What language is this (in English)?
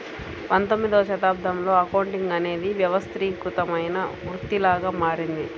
Telugu